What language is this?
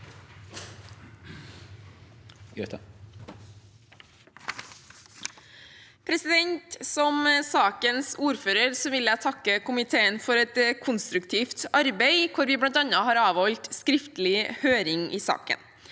Norwegian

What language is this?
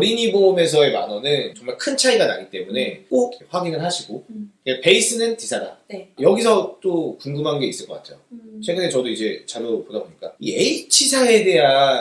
Korean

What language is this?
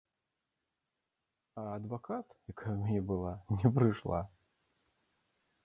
Belarusian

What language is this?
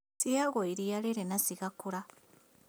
Kikuyu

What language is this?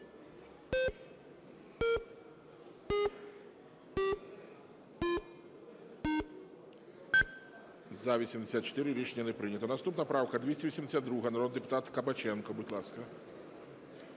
Ukrainian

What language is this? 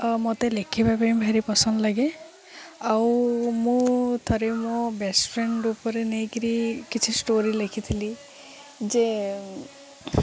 Odia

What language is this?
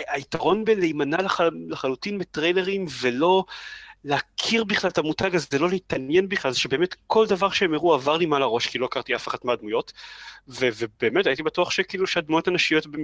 Hebrew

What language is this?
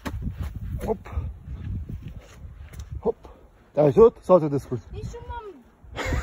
Romanian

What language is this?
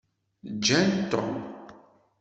Kabyle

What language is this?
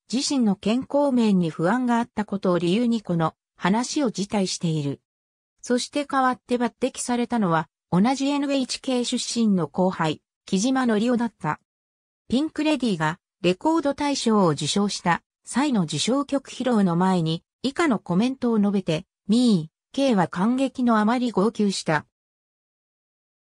Japanese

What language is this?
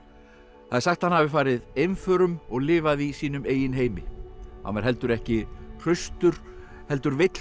Icelandic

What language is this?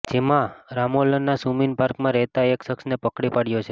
Gujarati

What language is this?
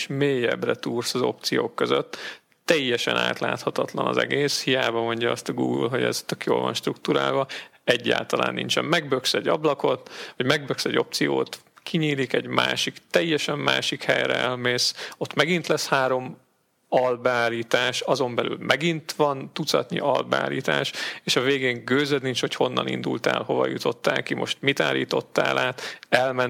Hungarian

